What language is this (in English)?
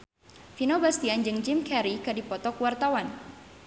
Sundanese